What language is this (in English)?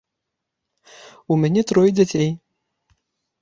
Belarusian